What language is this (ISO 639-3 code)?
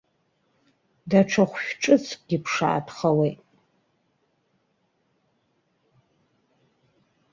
abk